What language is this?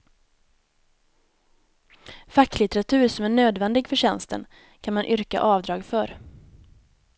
Swedish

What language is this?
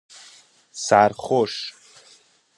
Persian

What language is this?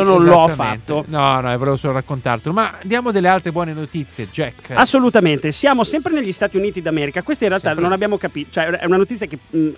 Italian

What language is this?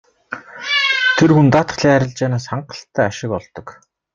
Mongolian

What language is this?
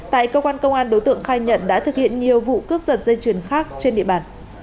Vietnamese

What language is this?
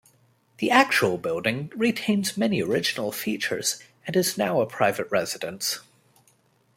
English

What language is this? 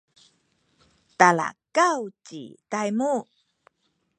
Sakizaya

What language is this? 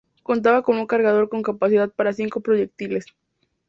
Spanish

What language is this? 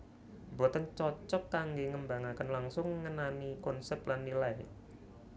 Javanese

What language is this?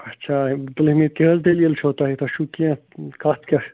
Kashmiri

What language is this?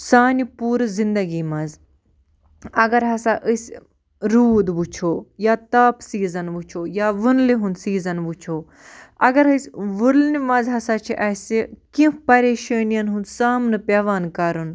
Kashmiri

